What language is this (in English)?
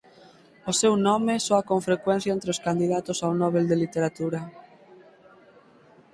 Galician